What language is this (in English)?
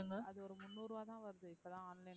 Tamil